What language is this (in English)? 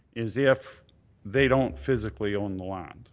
English